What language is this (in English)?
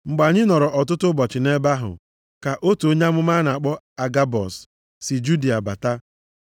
Igbo